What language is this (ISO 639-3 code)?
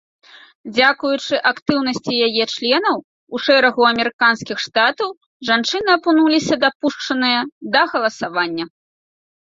bel